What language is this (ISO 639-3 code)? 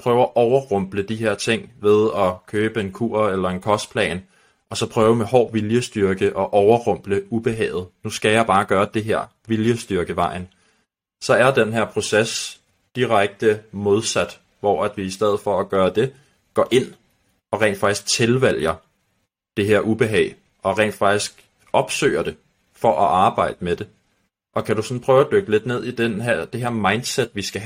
dan